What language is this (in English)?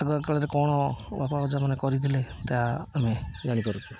Odia